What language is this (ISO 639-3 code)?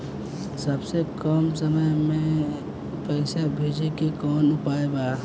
bho